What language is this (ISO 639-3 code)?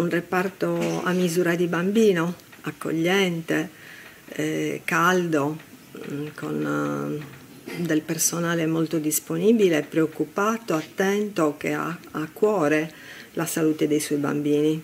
ita